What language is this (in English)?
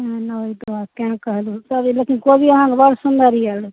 Maithili